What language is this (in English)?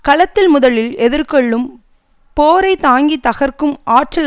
Tamil